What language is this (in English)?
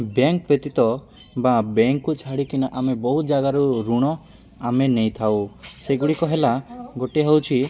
Odia